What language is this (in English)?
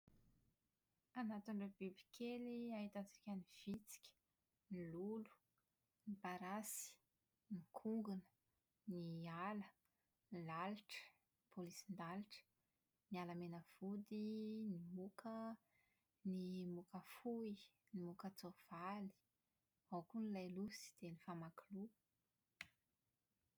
Malagasy